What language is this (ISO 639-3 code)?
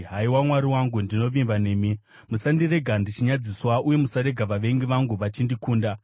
sna